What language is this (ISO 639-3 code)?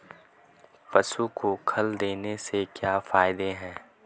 hin